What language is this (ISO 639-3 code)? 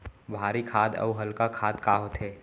hne